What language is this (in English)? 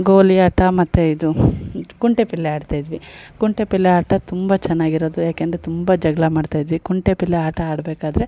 Kannada